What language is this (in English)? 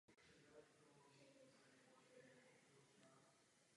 Czech